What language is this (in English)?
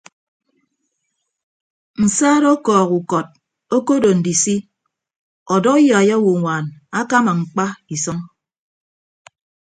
Ibibio